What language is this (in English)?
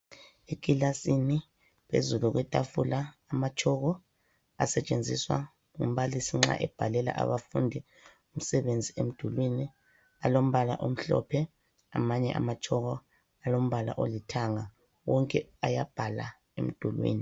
North Ndebele